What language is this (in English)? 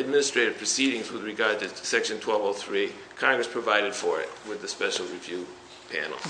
English